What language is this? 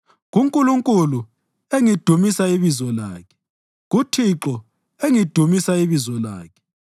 North Ndebele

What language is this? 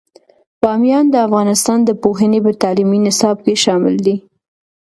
Pashto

